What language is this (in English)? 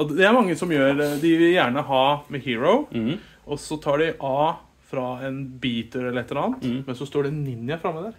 Norwegian